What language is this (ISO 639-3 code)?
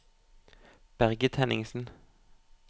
nor